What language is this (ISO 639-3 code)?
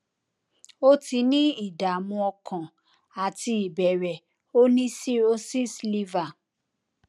yor